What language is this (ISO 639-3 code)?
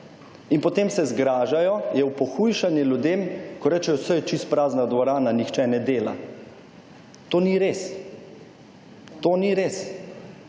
slv